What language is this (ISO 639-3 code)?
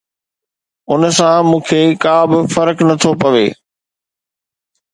snd